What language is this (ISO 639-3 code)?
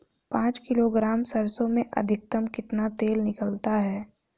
hin